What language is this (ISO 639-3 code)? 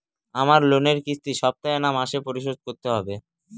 ben